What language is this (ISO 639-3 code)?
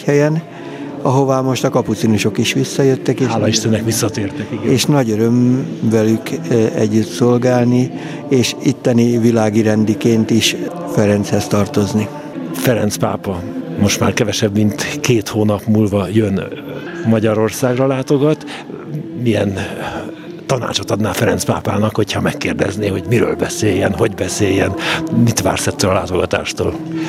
hun